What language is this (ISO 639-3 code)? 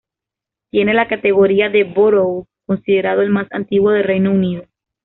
spa